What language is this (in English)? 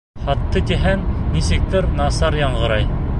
Bashkir